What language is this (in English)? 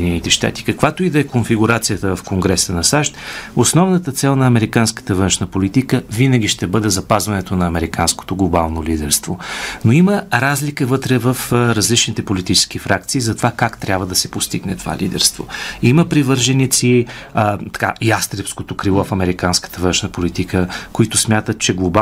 Bulgarian